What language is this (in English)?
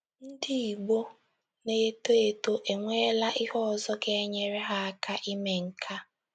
Igbo